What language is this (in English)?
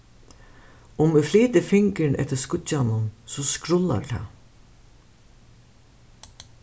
Faroese